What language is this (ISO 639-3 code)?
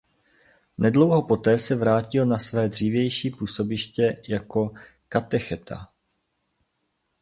ces